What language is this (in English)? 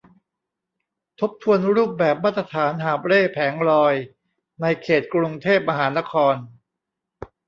Thai